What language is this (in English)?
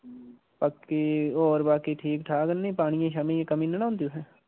Dogri